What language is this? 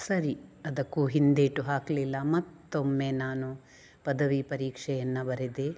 Kannada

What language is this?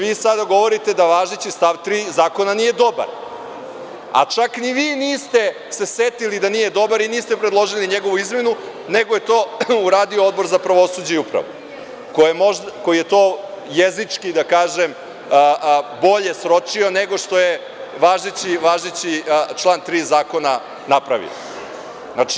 Serbian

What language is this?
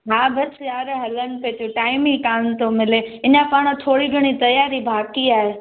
Sindhi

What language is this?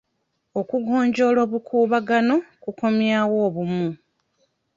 Ganda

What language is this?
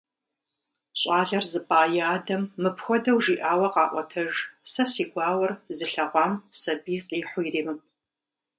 Kabardian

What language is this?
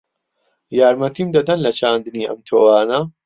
Central Kurdish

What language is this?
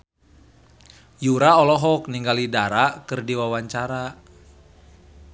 Sundanese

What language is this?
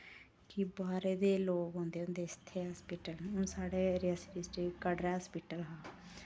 Dogri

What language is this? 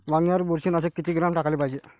Marathi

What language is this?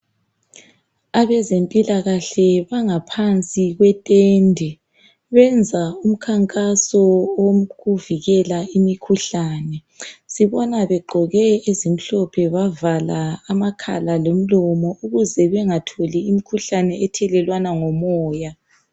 North Ndebele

